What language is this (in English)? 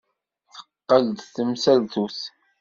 Kabyle